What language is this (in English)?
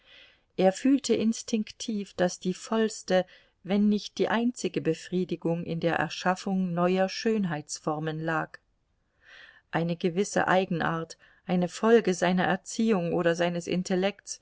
German